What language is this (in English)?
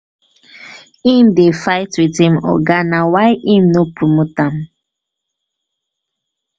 Nigerian Pidgin